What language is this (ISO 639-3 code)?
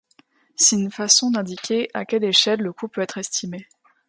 fra